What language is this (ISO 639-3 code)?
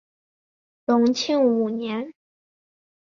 zho